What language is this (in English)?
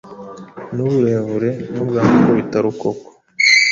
Kinyarwanda